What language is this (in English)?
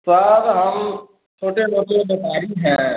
Hindi